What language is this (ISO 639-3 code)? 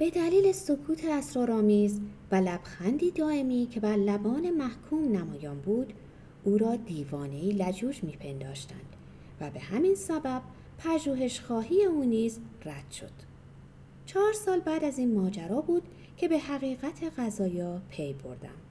fas